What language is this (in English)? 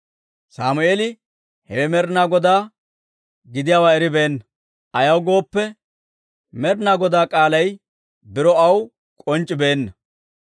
Dawro